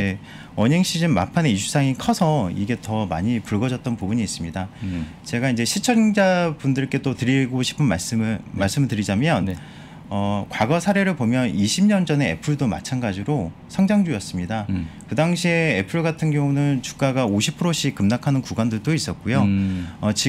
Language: Korean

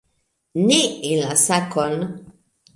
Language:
Esperanto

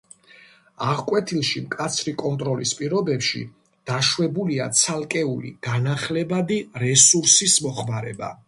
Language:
Georgian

